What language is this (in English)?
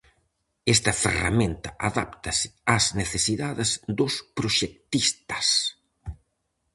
Galician